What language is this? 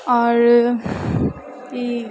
Maithili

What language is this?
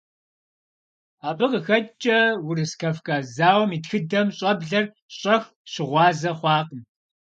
Kabardian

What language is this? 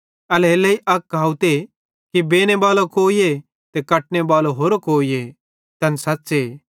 Bhadrawahi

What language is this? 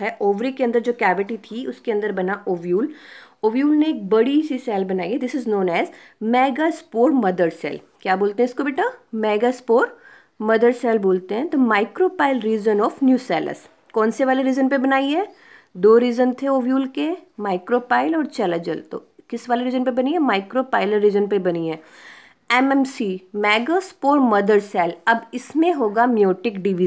Hindi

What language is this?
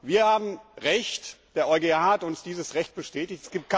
German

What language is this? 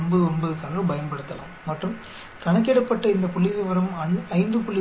Tamil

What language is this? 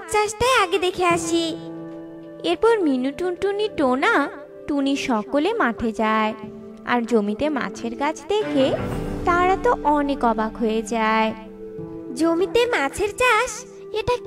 Bangla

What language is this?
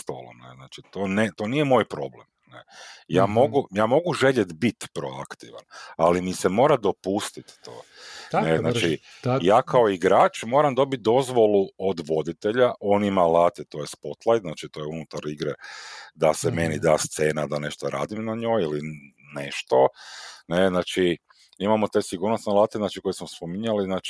Croatian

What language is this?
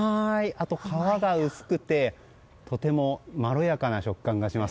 Japanese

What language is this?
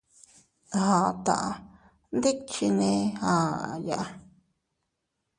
Teutila Cuicatec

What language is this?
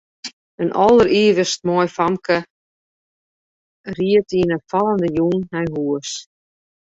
Western Frisian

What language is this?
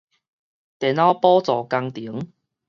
Min Nan Chinese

